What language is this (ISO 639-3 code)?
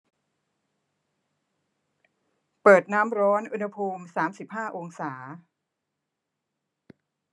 tha